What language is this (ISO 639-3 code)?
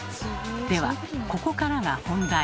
jpn